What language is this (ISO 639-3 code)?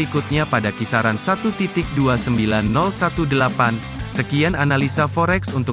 ind